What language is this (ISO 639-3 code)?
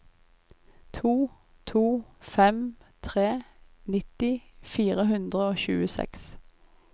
nor